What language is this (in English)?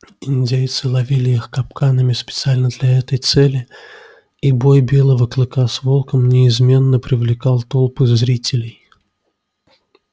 Russian